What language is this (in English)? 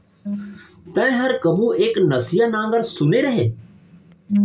Chhattisgarhi